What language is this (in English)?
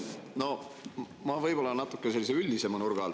Estonian